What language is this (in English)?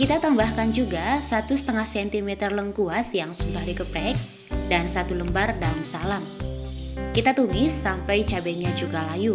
Indonesian